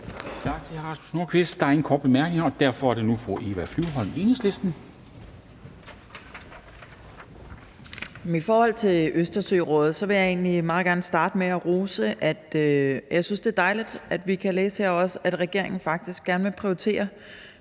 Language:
Danish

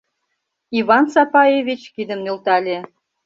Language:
Mari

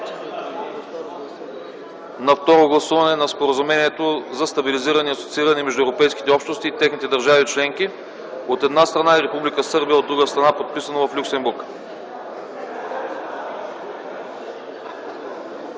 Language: Bulgarian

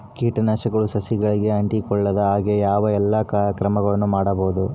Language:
Kannada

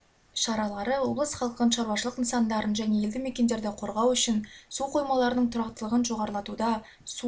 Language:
Kazakh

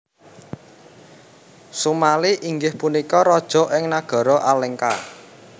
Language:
Javanese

